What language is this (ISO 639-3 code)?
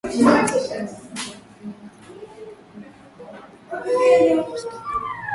swa